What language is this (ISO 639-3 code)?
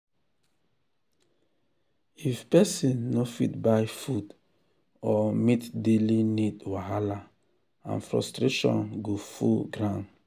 pcm